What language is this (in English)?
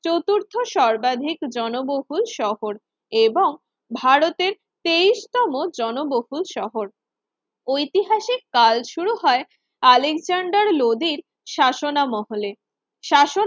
Bangla